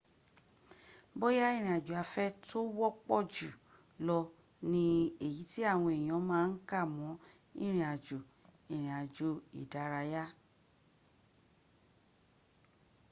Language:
Yoruba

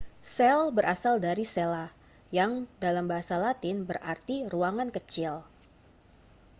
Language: Indonesian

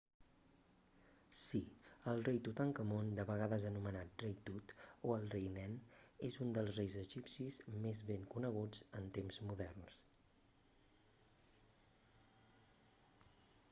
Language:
Catalan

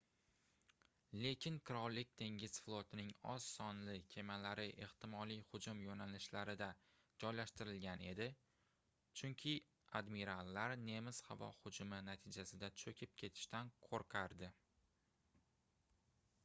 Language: Uzbek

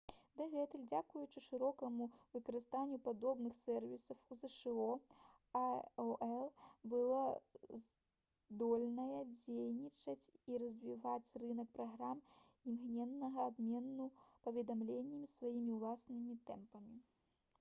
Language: Belarusian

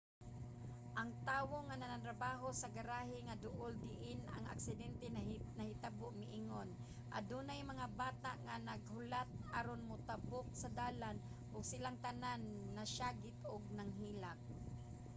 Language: Cebuano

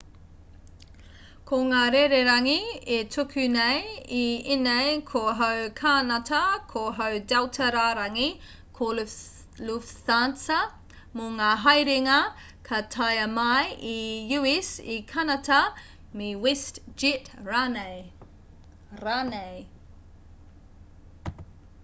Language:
Māori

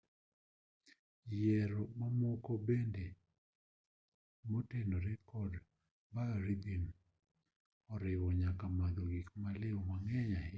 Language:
Luo (Kenya and Tanzania)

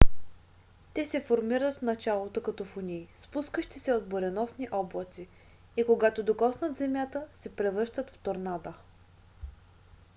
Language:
Bulgarian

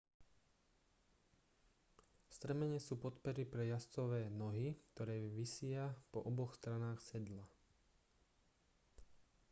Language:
Slovak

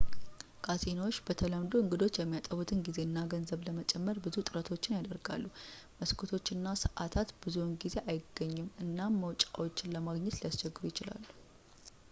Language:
Amharic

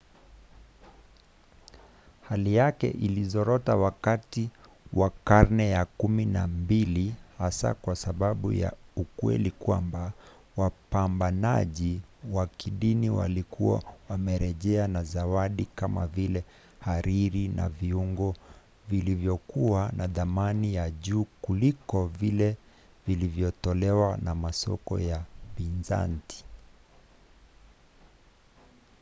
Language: Swahili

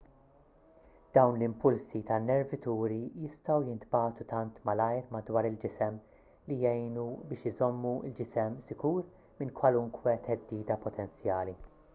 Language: Maltese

